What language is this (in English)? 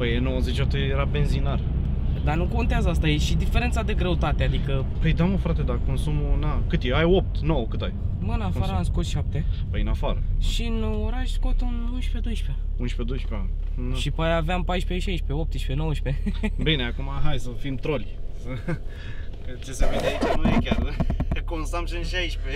Romanian